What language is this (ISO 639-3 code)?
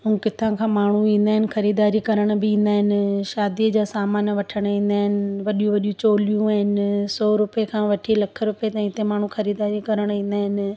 snd